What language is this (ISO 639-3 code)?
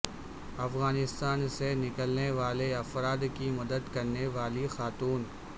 urd